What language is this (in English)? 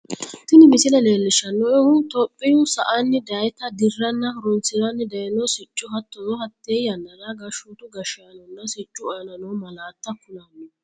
Sidamo